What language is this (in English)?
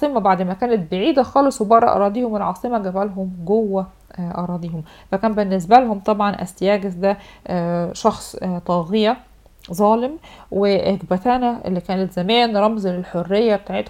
Arabic